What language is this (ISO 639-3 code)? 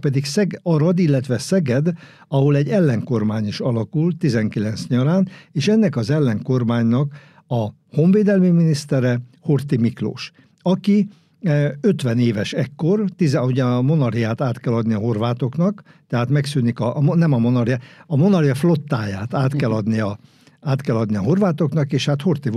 hun